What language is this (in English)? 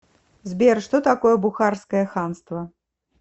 Russian